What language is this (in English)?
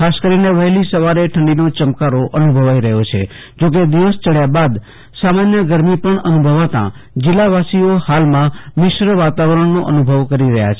Gujarati